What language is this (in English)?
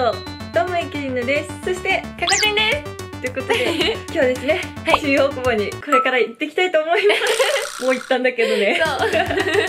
Japanese